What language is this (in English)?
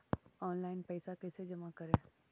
Magahi